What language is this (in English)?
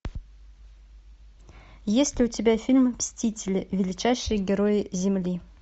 Russian